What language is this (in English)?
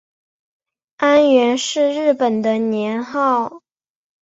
Chinese